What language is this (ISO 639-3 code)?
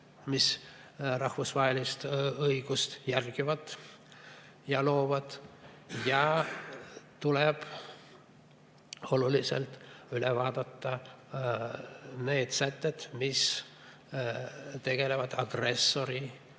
est